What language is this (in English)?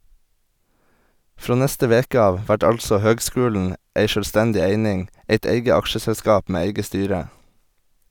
Norwegian